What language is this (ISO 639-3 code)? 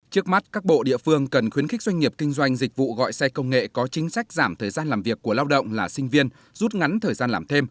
vie